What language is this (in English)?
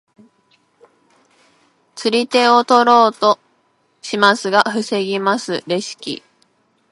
Japanese